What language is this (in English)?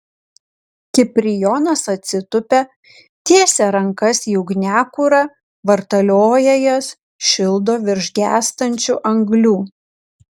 Lithuanian